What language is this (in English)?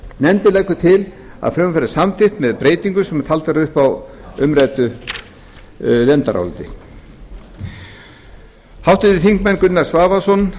Icelandic